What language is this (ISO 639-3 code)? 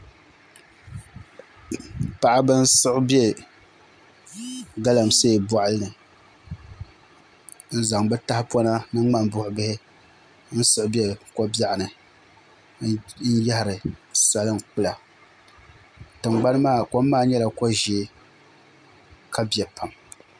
dag